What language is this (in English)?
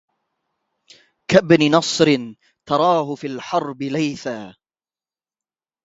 Arabic